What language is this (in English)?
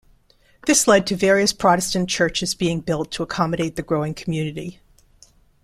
English